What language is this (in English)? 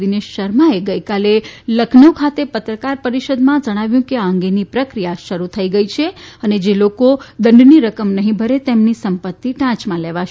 Gujarati